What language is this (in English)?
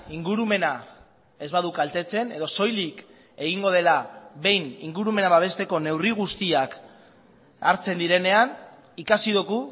Basque